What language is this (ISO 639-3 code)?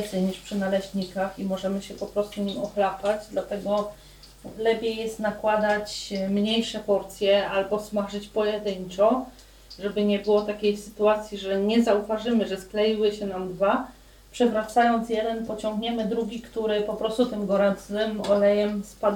pol